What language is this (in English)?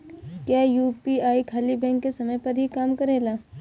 Bhojpuri